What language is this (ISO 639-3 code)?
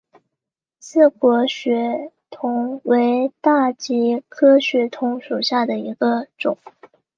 zho